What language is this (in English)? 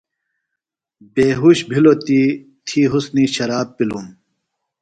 Phalura